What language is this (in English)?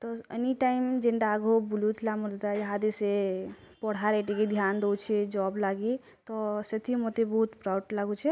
Odia